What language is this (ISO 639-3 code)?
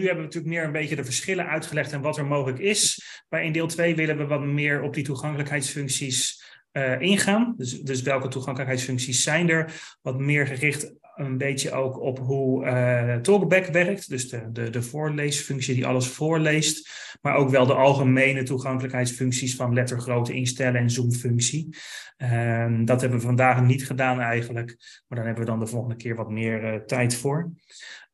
nld